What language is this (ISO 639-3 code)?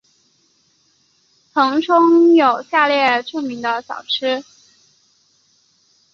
zho